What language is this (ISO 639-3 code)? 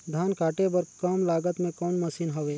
hne